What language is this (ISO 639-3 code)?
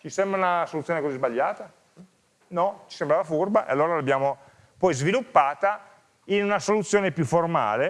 ita